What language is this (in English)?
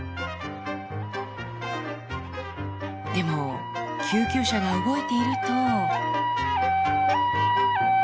Japanese